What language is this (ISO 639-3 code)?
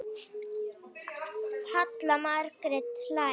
isl